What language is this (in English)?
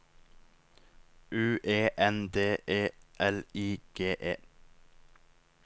Norwegian